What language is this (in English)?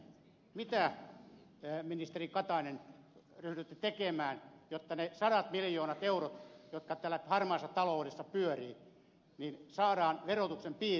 Finnish